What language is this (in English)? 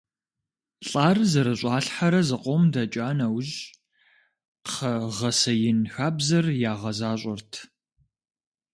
Kabardian